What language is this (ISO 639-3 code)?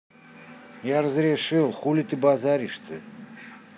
rus